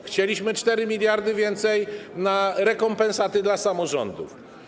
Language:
Polish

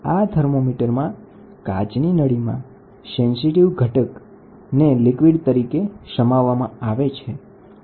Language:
Gujarati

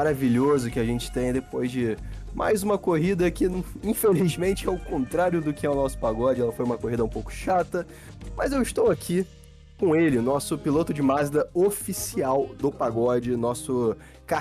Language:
Portuguese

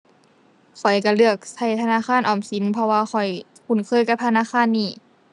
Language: Thai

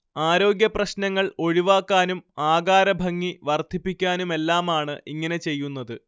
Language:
Malayalam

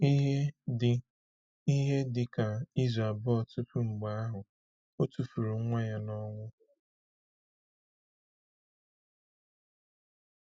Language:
Igbo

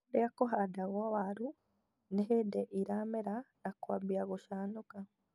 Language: Kikuyu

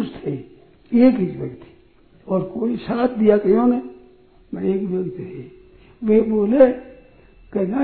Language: Hindi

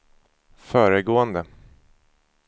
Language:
Swedish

